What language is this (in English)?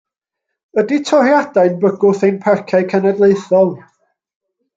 Welsh